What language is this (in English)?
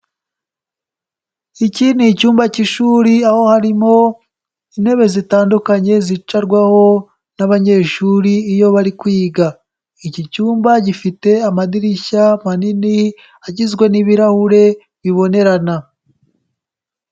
Kinyarwanda